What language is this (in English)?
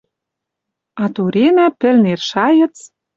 Western Mari